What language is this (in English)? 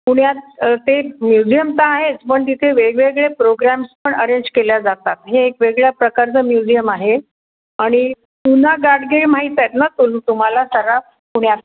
Marathi